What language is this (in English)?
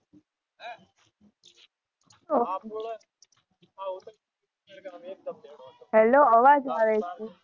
Gujarati